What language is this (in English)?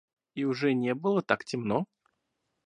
Russian